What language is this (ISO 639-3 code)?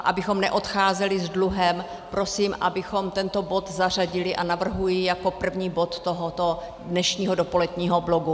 ces